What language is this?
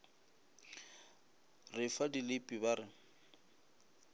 Northern Sotho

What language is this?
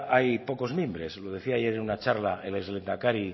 Spanish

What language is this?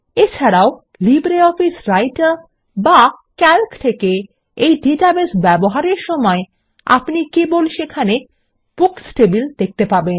Bangla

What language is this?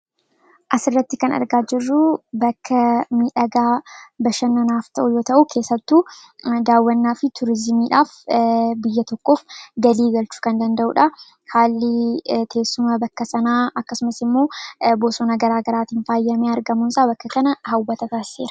Oromo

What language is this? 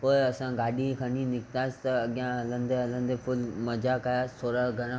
Sindhi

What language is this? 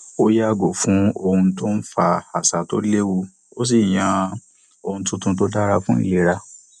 Yoruba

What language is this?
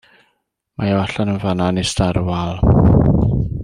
Welsh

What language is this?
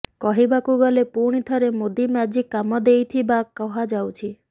Odia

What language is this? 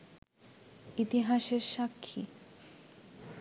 Bangla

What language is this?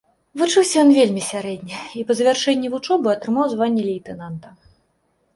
Belarusian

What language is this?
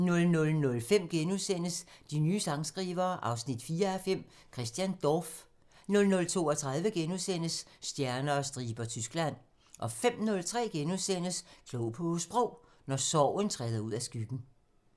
Danish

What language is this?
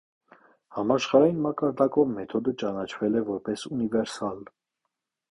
Armenian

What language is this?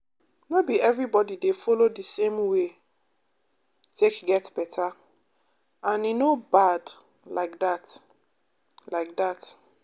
Nigerian Pidgin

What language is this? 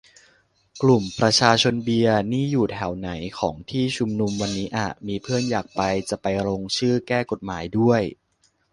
Thai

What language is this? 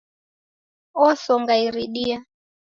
Taita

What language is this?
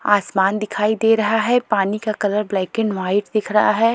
Hindi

